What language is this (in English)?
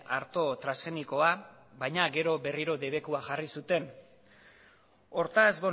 Basque